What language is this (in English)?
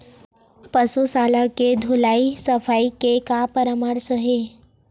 Chhattisgarhi